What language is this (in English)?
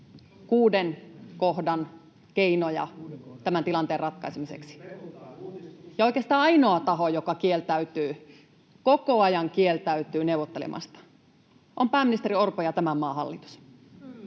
Finnish